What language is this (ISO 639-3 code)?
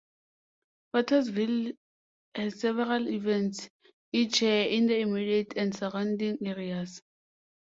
eng